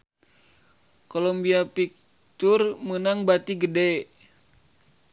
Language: Sundanese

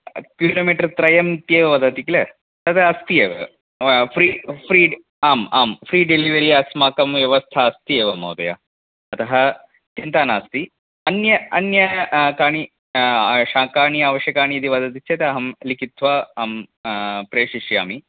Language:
Sanskrit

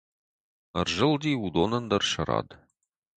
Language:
Ossetic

